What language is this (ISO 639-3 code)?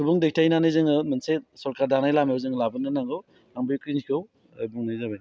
brx